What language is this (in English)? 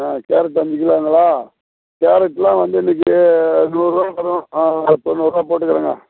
Tamil